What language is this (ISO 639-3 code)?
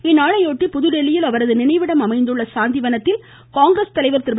tam